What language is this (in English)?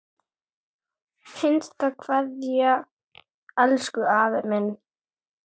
Icelandic